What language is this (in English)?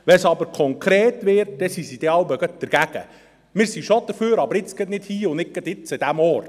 Swiss German